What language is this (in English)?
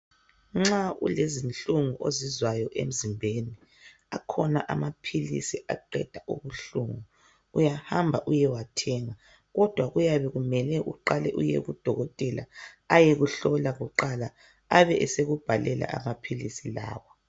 North Ndebele